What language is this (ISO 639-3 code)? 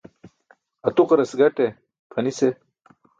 bsk